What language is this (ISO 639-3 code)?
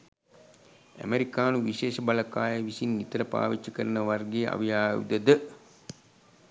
sin